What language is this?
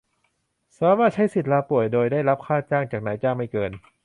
Thai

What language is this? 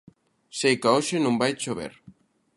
Galician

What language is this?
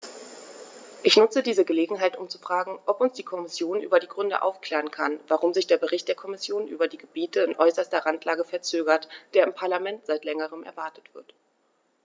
German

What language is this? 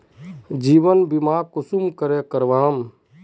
Magahi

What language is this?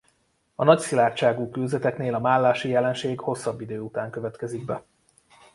Hungarian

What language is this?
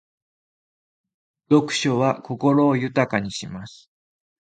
Japanese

